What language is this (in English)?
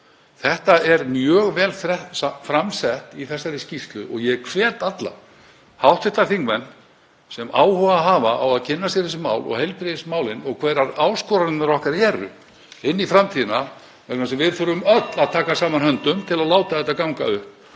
Icelandic